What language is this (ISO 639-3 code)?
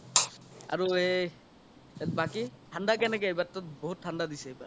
asm